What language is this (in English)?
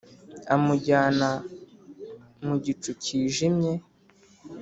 Kinyarwanda